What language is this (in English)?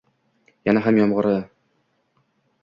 Uzbek